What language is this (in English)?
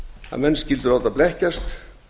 Icelandic